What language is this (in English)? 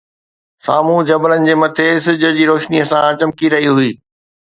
Sindhi